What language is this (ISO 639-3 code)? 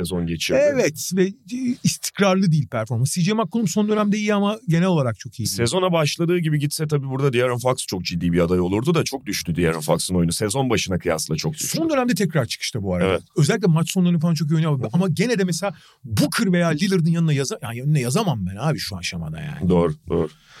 tur